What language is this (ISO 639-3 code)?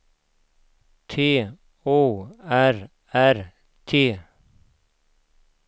swe